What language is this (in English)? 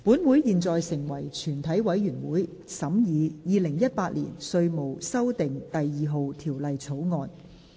Cantonese